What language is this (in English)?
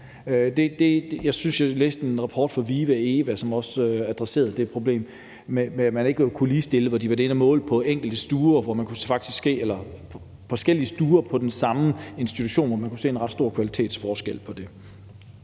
Danish